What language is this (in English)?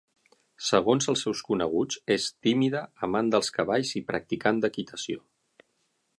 Catalan